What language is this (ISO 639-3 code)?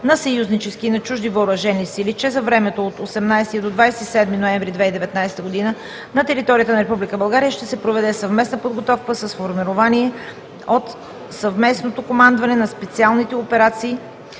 bul